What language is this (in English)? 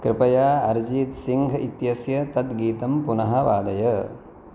Sanskrit